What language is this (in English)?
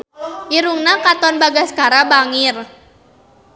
Sundanese